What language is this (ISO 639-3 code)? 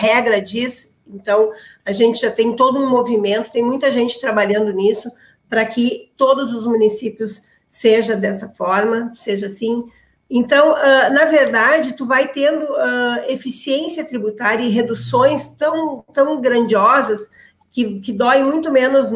por